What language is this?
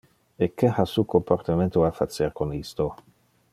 Interlingua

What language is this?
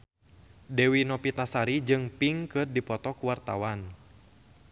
Sundanese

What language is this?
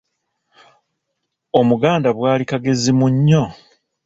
Ganda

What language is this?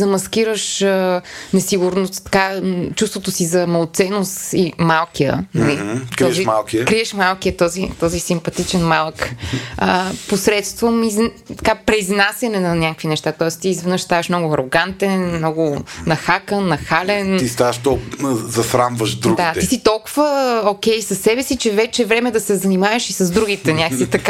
Bulgarian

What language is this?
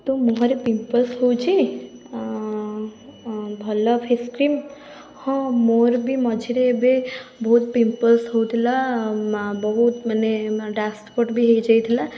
Odia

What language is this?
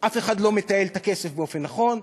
Hebrew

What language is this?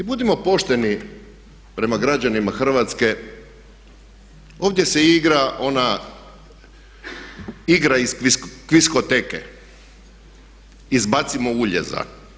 Croatian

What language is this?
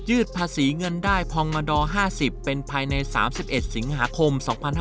Thai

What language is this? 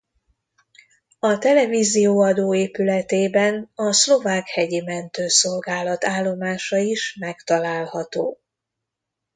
Hungarian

